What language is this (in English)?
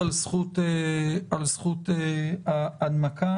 Hebrew